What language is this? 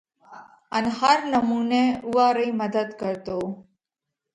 Parkari Koli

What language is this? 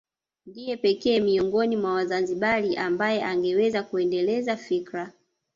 Swahili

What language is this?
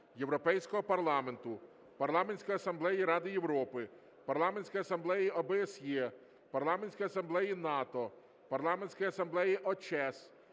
Ukrainian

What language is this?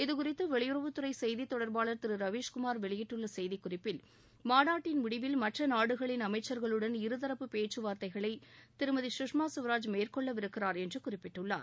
Tamil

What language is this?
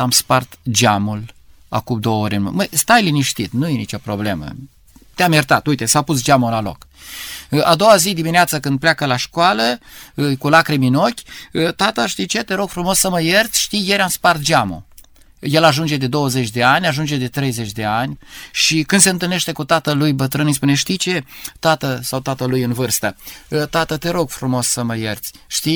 Romanian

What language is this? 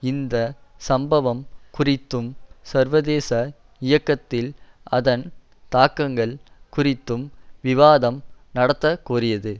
Tamil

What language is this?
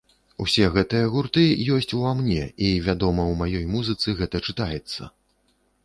Belarusian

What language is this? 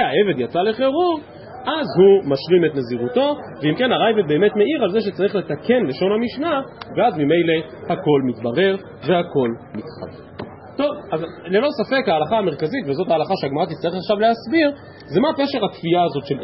Hebrew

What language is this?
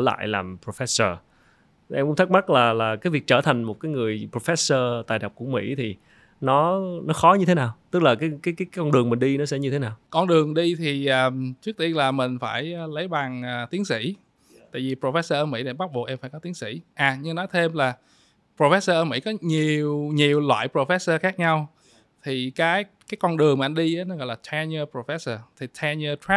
Vietnamese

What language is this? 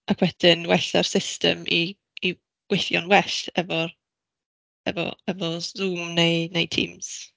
Welsh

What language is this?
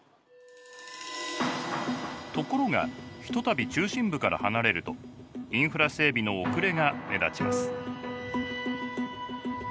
Japanese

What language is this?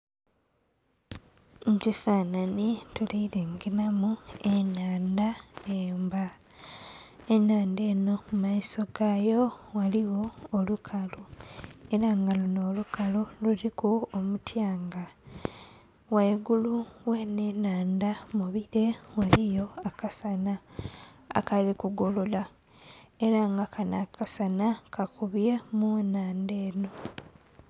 Soga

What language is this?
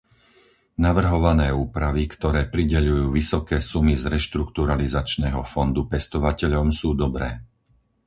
Slovak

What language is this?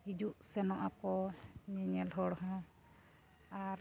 Santali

